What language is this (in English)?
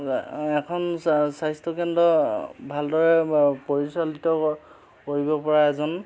Assamese